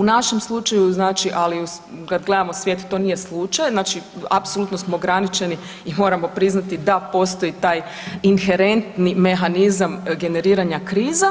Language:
Croatian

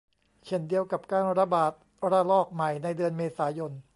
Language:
Thai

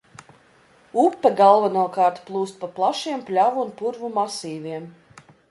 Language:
Latvian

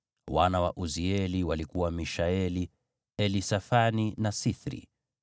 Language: Swahili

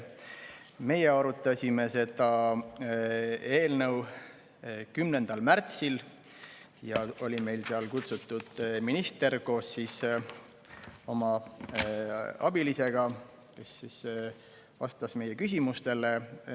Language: Estonian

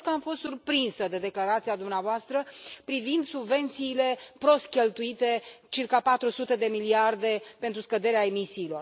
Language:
Romanian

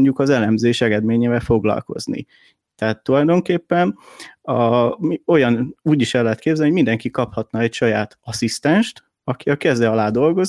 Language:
Hungarian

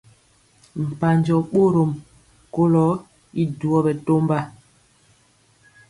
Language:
Mpiemo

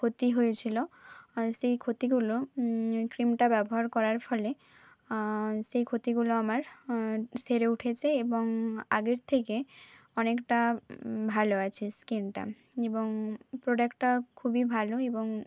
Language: Bangla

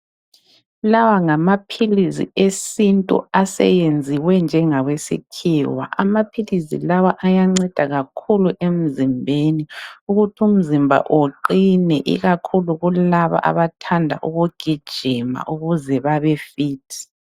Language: North Ndebele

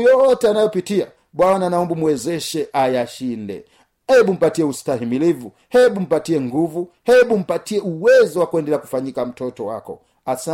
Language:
Swahili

